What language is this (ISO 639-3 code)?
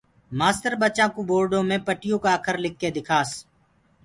ggg